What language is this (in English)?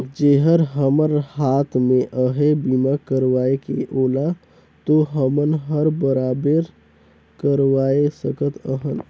Chhattisgarhi